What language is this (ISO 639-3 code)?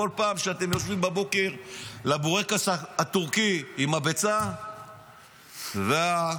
heb